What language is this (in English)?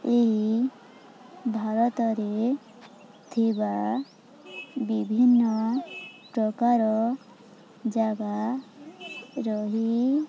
Odia